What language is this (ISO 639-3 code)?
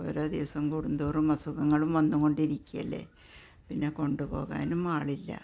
mal